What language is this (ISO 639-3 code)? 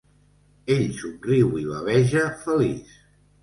cat